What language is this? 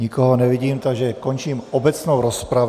Czech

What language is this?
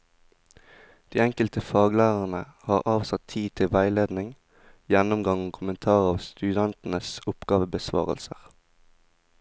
Norwegian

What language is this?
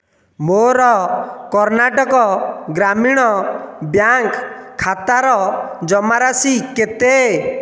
Odia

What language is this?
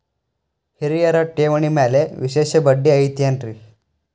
Kannada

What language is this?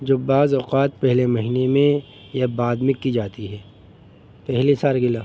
Urdu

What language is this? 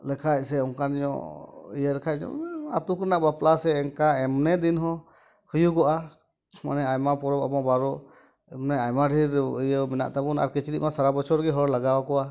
Santali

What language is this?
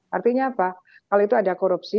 Indonesian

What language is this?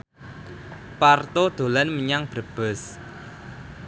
Javanese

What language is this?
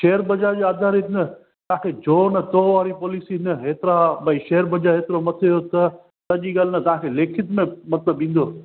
Sindhi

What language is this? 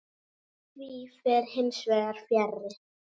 Icelandic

